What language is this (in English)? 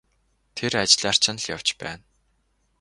Mongolian